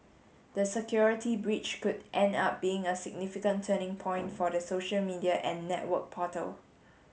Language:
English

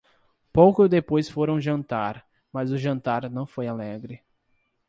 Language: Portuguese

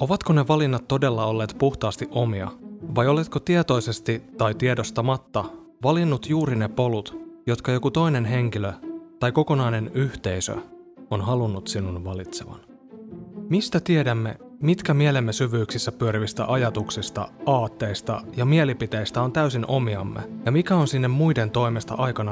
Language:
Finnish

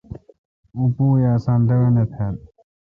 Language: Kalkoti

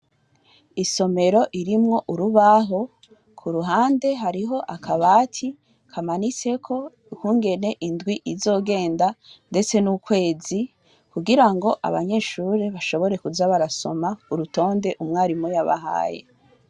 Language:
Rundi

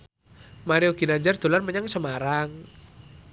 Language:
Javanese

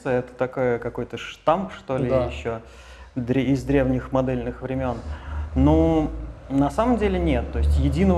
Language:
Russian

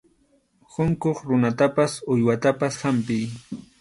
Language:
Arequipa-La Unión Quechua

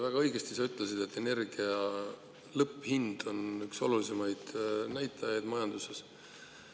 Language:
Estonian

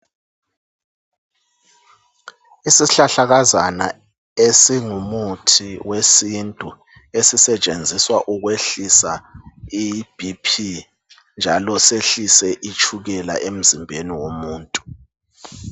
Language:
North Ndebele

